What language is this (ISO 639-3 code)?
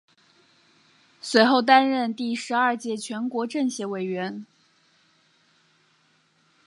zho